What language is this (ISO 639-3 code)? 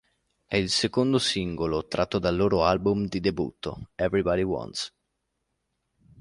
ita